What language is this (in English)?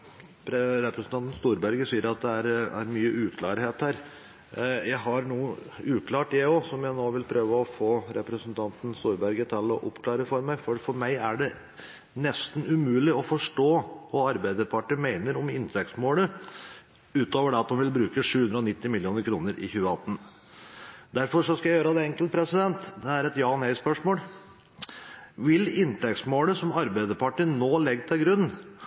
Norwegian Nynorsk